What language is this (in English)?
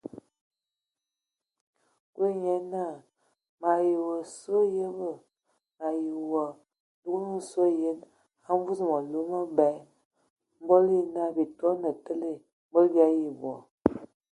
Ewondo